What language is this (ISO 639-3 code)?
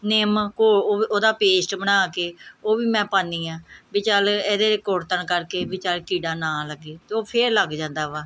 pan